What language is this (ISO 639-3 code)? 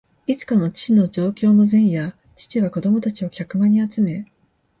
jpn